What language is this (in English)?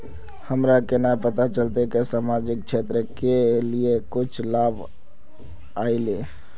Magahi